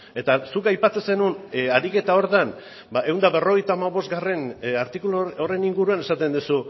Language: Basque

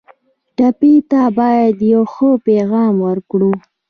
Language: Pashto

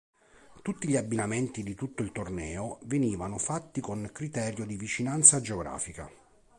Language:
Italian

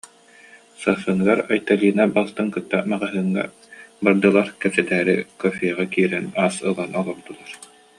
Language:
Yakut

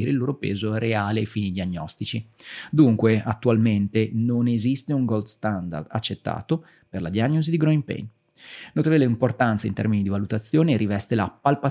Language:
Italian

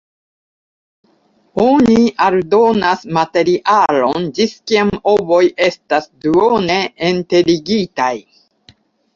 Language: Esperanto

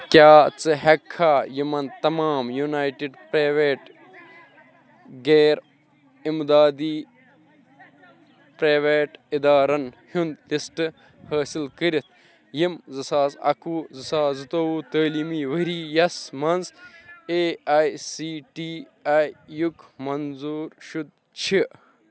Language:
Kashmiri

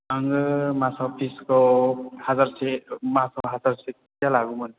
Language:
Bodo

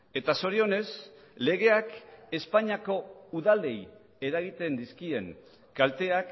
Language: Basque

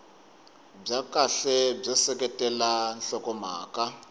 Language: Tsonga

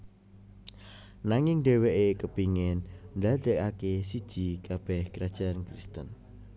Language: Javanese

